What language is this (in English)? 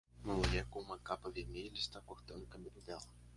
Portuguese